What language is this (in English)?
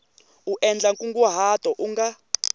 Tsonga